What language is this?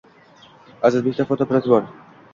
Uzbek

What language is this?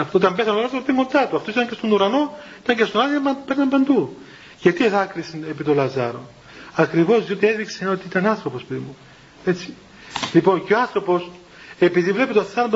Greek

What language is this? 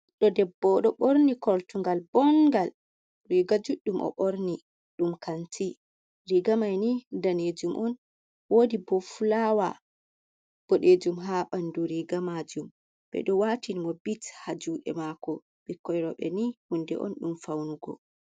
Fula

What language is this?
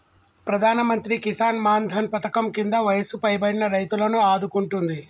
Telugu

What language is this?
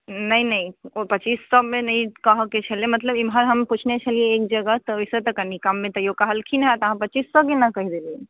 Maithili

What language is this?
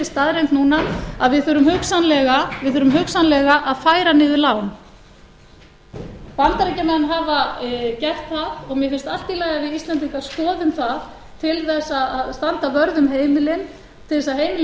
Icelandic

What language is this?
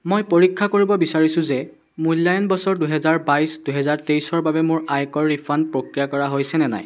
Assamese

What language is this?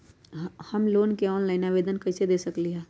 Magahi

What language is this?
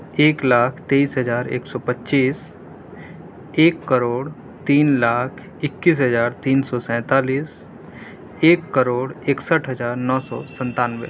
Urdu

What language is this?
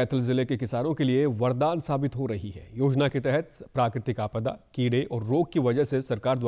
Hindi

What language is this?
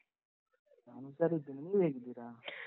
Kannada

